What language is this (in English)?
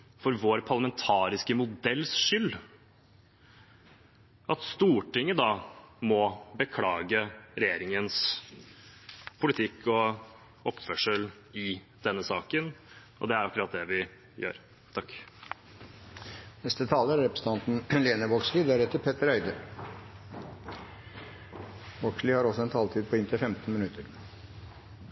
Norwegian